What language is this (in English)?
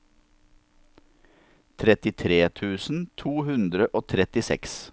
Norwegian